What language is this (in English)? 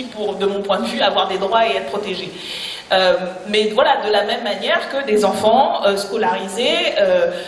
French